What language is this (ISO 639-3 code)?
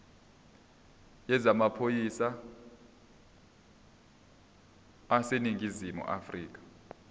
zul